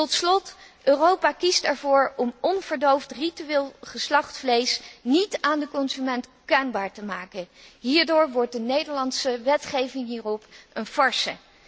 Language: Dutch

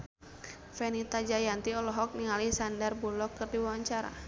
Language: Sundanese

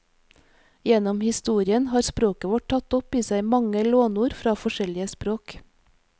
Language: Norwegian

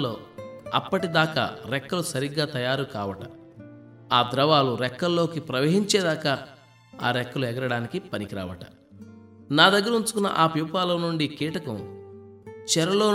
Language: Telugu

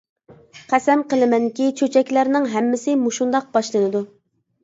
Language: Uyghur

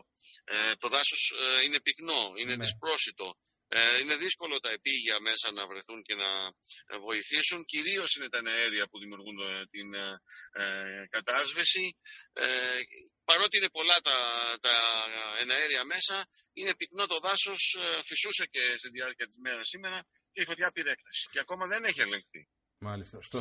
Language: Greek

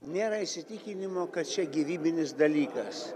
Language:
Lithuanian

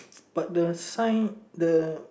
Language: English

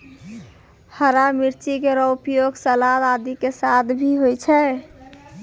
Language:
Maithili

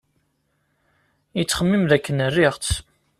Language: Kabyle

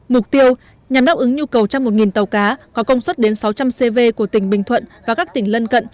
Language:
Vietnamese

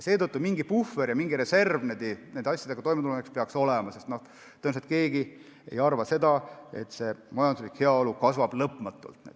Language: Estonian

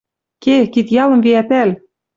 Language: Western Mari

